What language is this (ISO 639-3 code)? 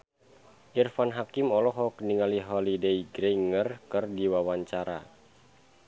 sun